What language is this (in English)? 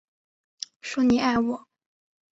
Chinese